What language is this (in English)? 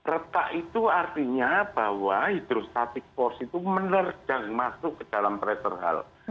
Indonesian